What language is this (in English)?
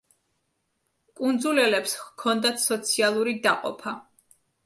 Georgian